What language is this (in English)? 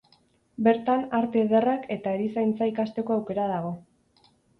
Basque